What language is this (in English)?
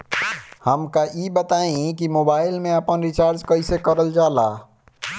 Bhojpuri